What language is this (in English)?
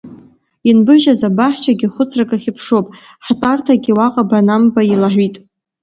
Abkhazian